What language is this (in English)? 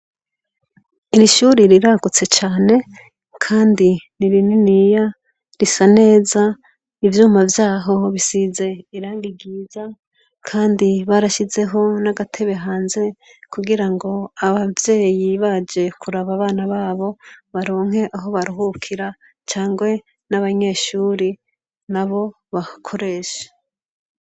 Rundi